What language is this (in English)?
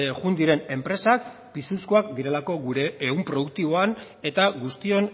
Basque